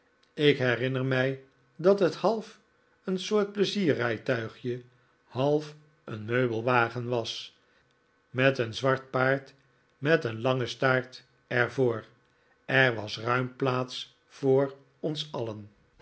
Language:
Dutch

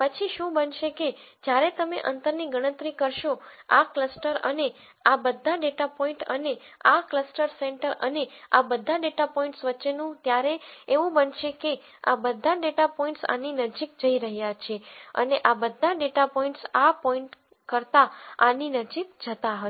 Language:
Gujarati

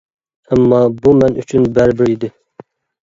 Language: Uyghur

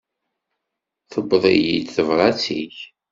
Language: Kabyle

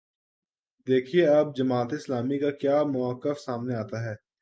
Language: Urdu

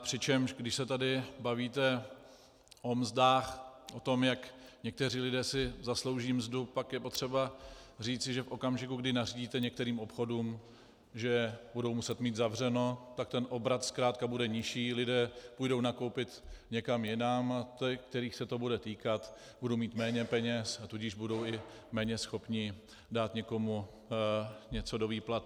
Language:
Czech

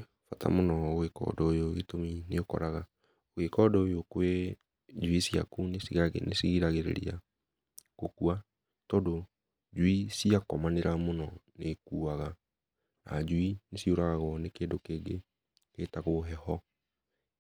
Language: Kikuyu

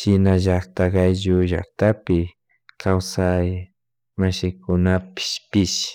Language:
Chimborazo Highland Quichua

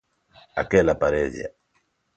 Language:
Galician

